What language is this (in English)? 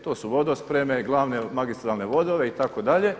Croatian